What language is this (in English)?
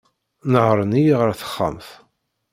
Kabyle